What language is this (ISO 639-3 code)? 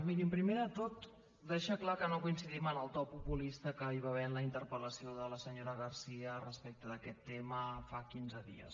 cat